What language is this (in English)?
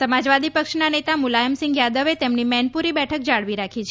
Gujarati